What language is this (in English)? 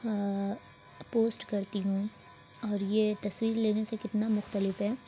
Urdu